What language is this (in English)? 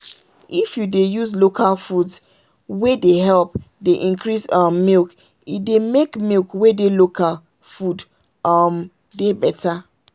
Nigerian Pidgin